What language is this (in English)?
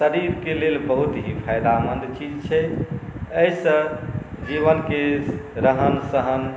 Maithili